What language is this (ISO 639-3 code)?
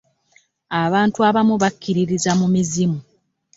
lug